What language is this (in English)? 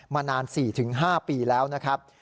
Thai